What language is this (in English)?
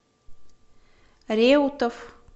Russian